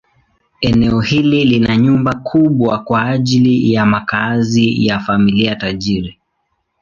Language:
Swahili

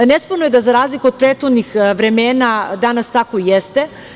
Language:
Serbian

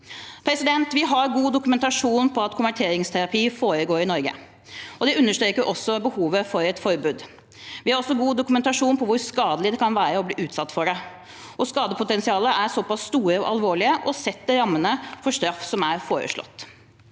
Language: Norwegian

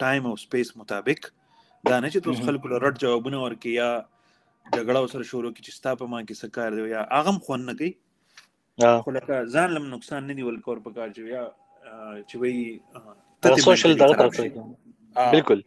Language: Urdu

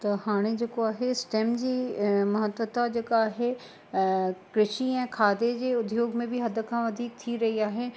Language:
Sindhi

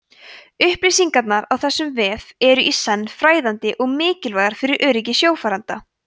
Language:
Icelandic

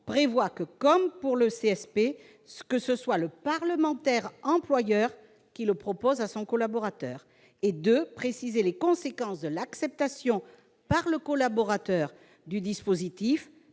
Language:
French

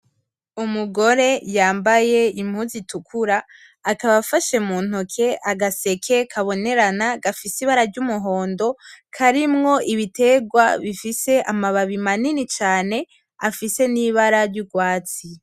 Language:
Rundi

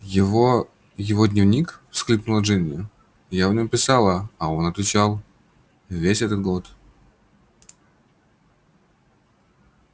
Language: Russian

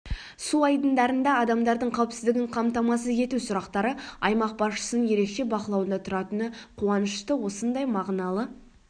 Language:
Kazakh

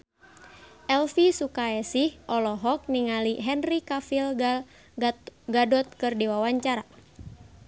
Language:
Sundanese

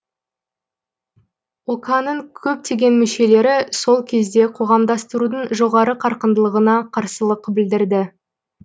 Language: Kazakh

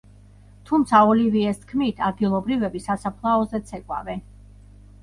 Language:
Georgian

